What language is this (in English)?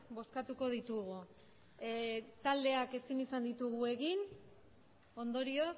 Basque